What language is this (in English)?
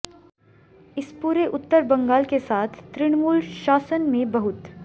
Hindi